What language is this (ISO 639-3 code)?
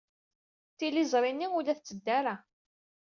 kab